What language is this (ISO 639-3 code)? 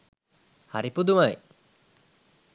sin